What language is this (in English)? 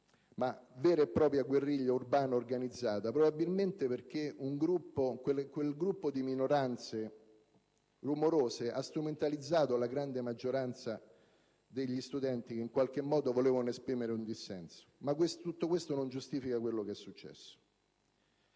Italian